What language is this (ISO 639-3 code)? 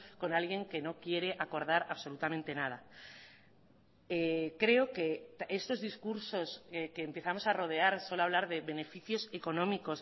spa